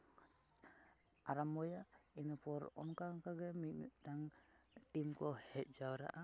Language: Santali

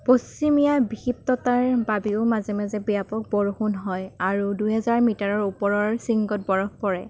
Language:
Assamese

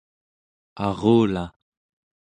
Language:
Central Yupik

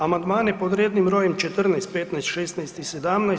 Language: Croatian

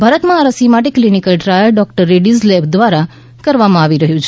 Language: Gujarati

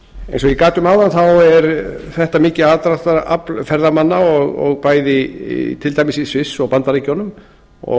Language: Icelandic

